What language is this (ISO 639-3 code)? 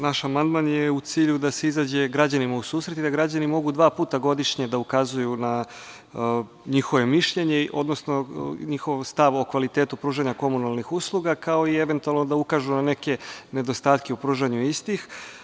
srp